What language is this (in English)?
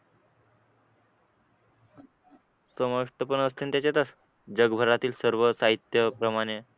Marathi